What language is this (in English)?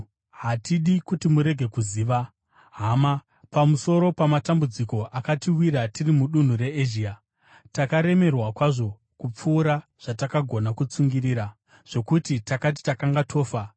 Shona